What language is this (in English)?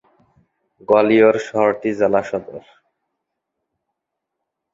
Bangla